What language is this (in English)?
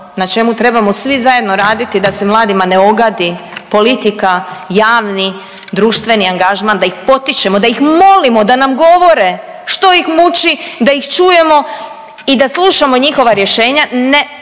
Croatian